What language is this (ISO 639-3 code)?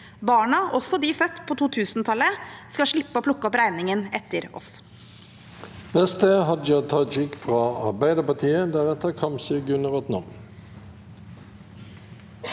nor